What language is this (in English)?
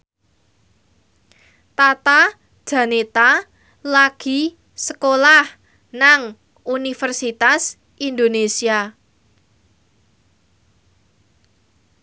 Javanese